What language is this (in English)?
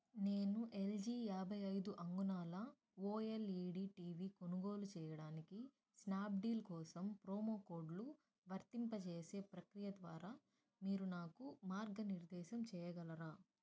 Telugu